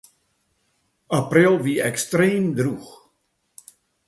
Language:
Western Frisian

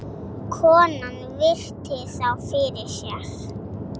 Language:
Icelandic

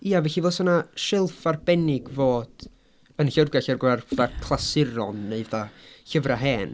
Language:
Welsh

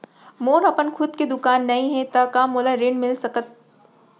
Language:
Chhattisgarhi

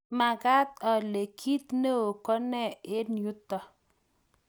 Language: Kalenjin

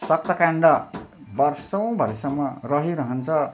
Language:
Nepali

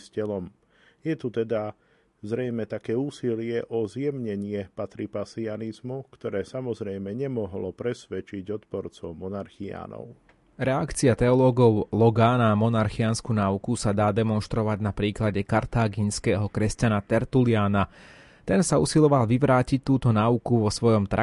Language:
Slovak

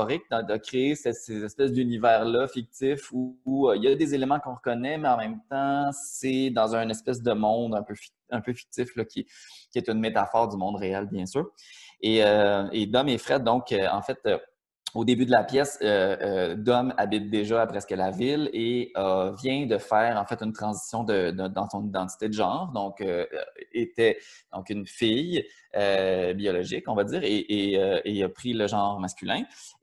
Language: French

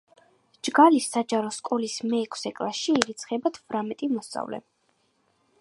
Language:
Georgian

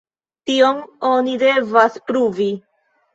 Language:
Esperanto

